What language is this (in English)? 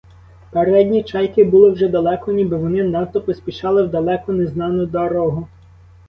Ukrainian